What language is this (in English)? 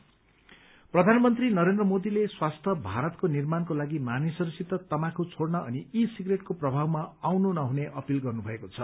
Nepali